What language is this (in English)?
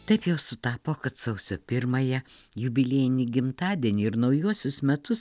Lithuanian